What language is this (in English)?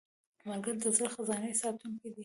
Pashto